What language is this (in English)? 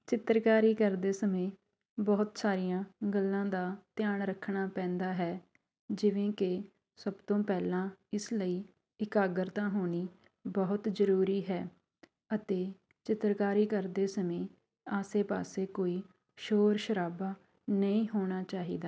Punjabi